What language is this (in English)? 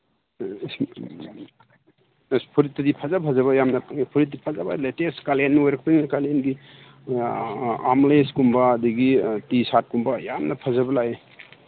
Manipuri